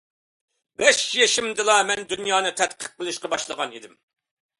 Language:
Uyghur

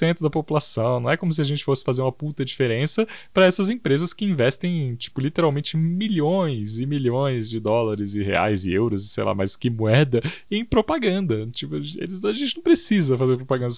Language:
Portuguese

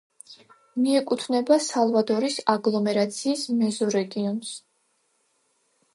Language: Georgian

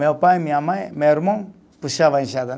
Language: Portuguese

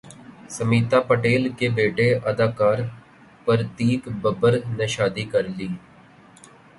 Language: Urdu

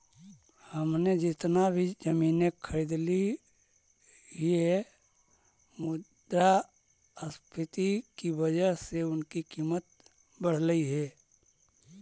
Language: Magahi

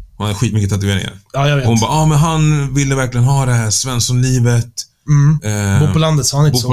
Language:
Swedish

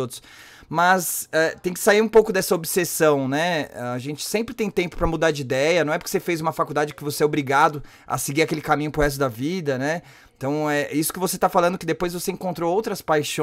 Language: Portuguese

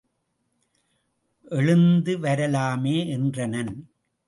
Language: Tamil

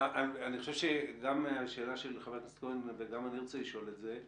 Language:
Hebrew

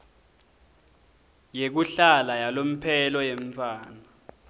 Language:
Swati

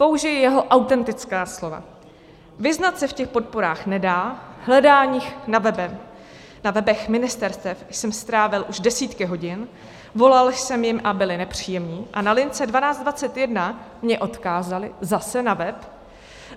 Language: Czech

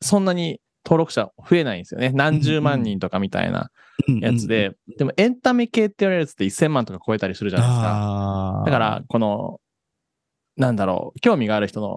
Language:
Japanese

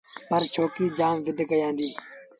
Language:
Sindhi Bhil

